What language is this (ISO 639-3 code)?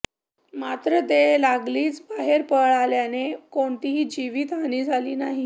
mar